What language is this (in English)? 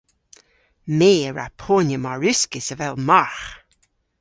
Cornish